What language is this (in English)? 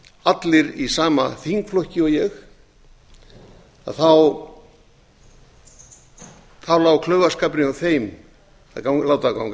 Icelandic